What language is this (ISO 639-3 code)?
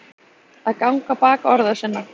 isl